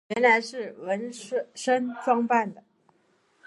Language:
Chinese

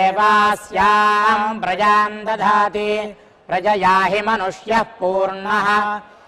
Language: Indonesian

